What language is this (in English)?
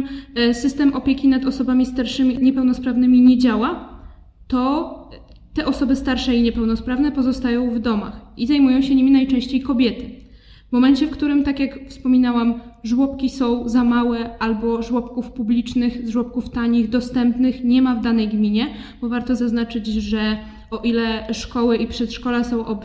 Polish